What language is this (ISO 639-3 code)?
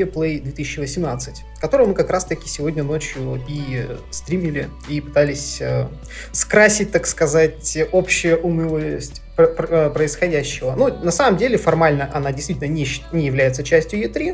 rus